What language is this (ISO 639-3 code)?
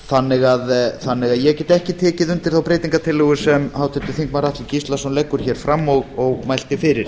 isl